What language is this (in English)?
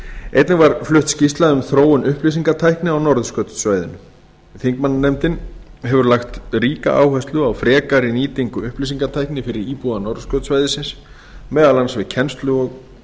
Icelandic